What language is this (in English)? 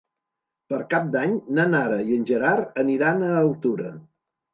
Catalan